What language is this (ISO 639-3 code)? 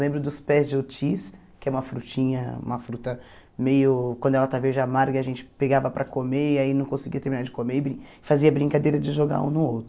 por